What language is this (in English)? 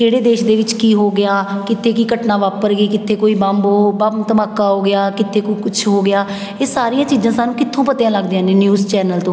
Punjabi